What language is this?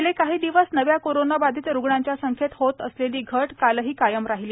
Marathi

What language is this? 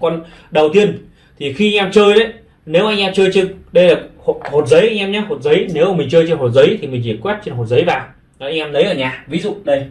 Vietnamese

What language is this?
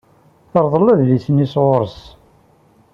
Kabyle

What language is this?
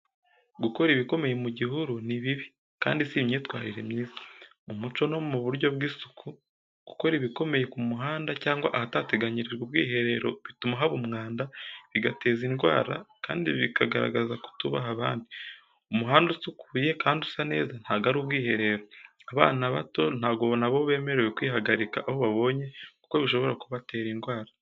Kinyarwanda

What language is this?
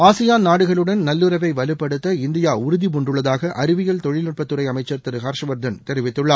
Tamil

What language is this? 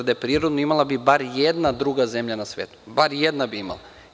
Serbian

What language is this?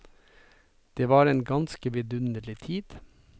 Norwegian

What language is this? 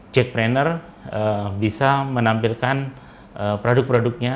Indonesian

